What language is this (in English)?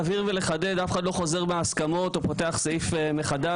Hebrew